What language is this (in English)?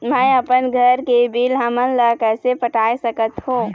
Chhattisgarhi